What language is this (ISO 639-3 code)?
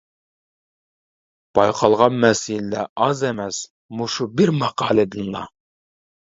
uig